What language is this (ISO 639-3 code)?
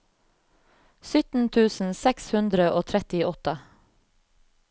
nor